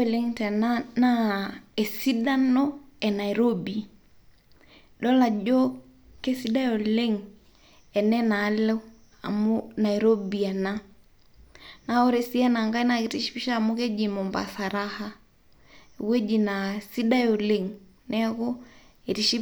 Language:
Masai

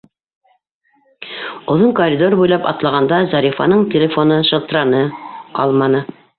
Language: Bashkir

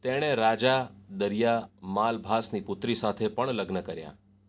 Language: Gujarati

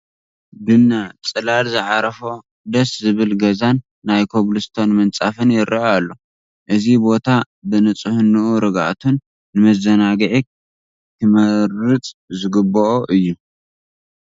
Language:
Tigrinya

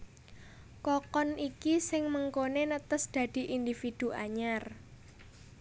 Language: Javanese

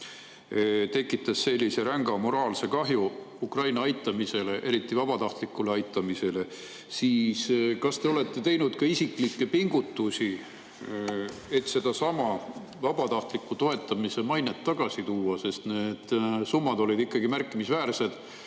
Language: Estonian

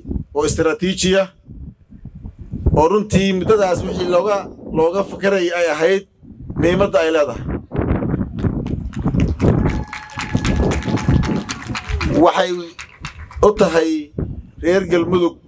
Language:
Arabic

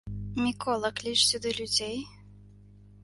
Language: Belarusian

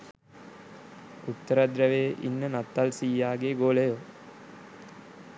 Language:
Sinhala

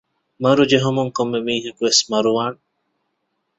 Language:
Divehi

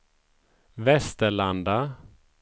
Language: Swedish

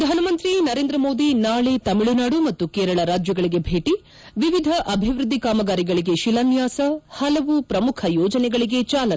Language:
Kannada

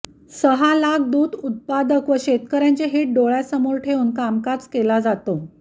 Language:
Marathi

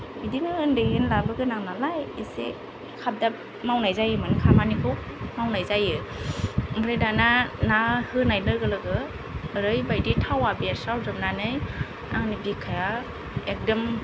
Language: Bodo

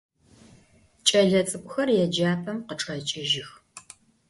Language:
Adyghe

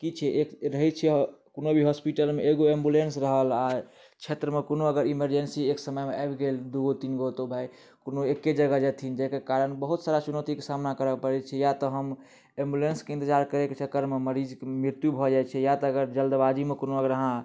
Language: Maithili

